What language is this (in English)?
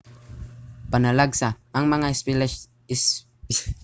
Cebuano